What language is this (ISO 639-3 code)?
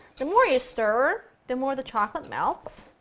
eng